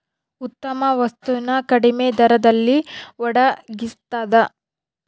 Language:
Kannada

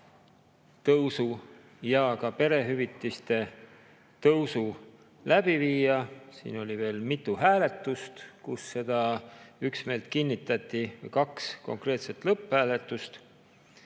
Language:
Estonian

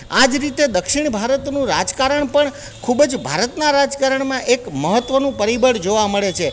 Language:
Gujarati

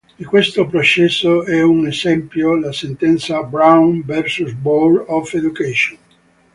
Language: Italian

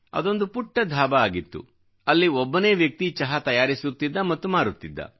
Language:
Kannada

